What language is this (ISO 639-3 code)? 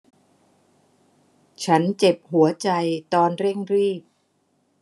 tha